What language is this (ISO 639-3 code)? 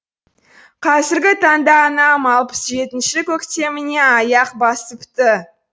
kaz